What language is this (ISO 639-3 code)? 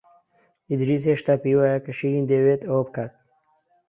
ckb